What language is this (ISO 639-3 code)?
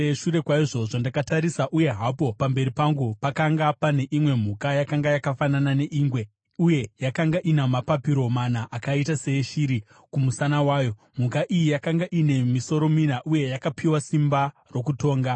sna